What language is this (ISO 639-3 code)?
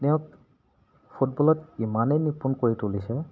asm